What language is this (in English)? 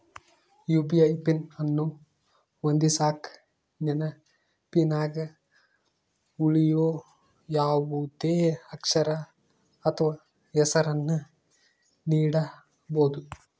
Kannada